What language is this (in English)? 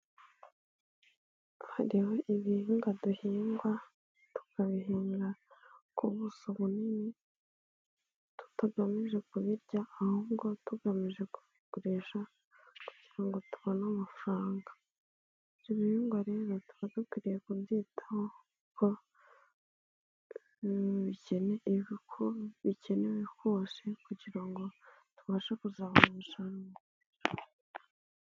Kinyarwanda